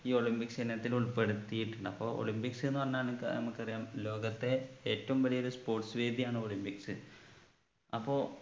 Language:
Malayalam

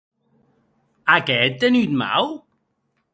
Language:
Occitan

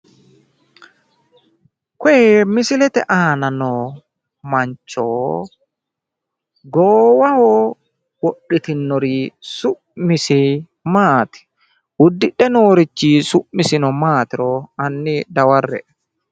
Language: Sidamo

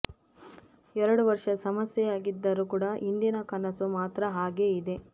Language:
Kannada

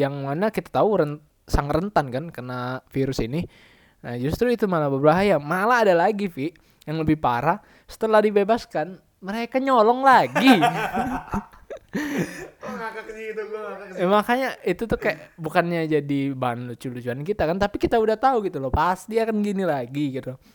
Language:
Indonesian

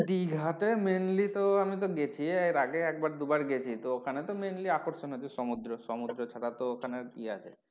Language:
Bangla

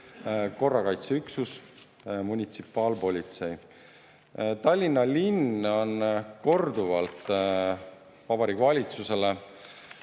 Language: Estonian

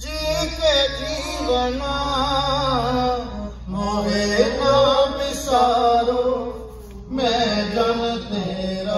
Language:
Arabic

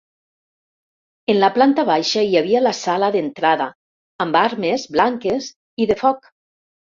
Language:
Catalan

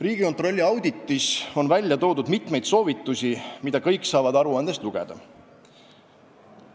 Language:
Estonian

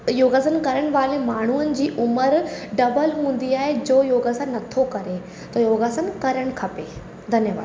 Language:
Sindhi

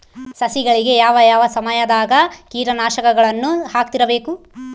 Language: Kannada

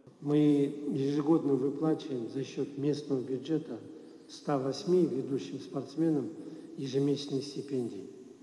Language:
Russian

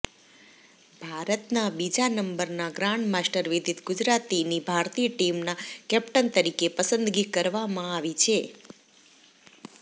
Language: Gujarati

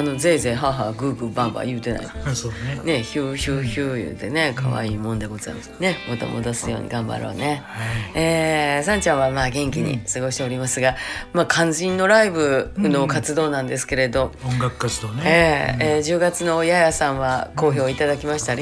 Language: Japanese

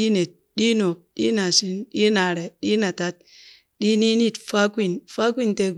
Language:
Burak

